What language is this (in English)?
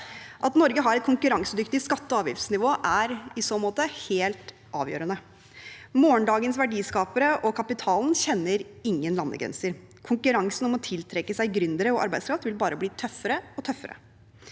Norwegian